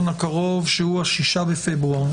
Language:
Hebrew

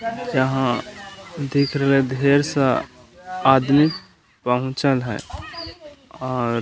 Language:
Magahi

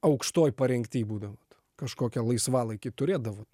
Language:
Lithuanian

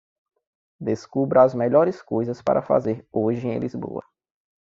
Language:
Portuguese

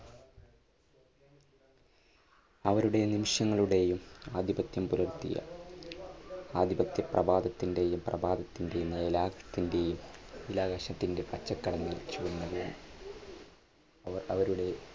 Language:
Malayalam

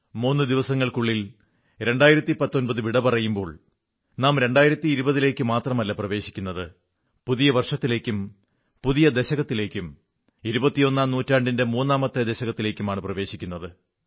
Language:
Malayalam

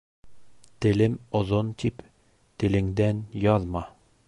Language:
Bashkir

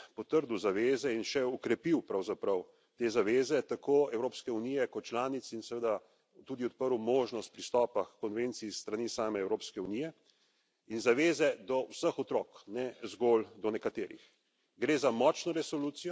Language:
Slovenian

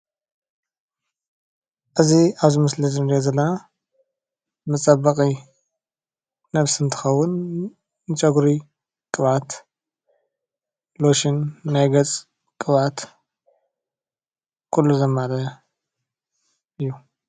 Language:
Tigrinya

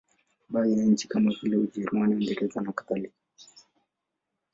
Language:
Swahili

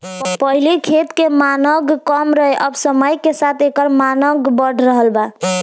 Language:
Bhojpuri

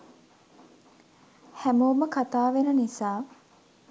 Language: Sinhala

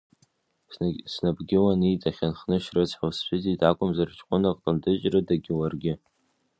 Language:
Abkhazian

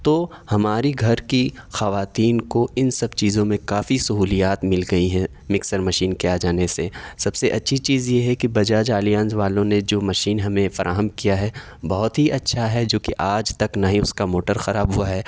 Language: Urdu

